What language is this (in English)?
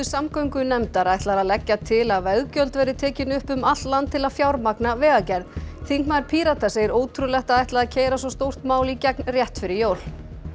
Icelandic